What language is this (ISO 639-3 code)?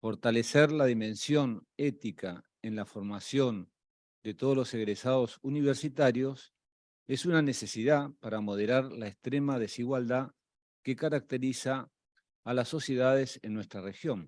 spa